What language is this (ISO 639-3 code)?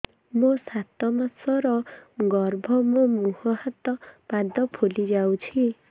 ori